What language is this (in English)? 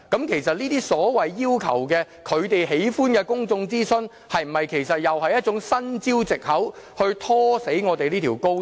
Cantonese